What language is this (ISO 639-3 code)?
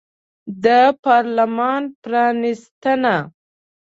pus